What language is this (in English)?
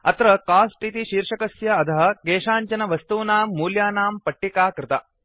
Sanskrit